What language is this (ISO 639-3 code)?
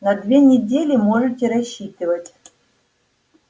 rus